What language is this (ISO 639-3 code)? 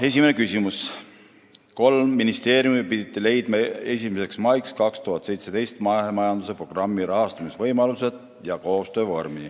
est